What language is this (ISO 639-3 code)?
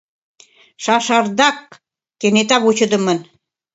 chm